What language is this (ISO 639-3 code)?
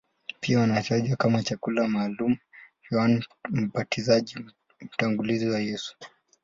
swa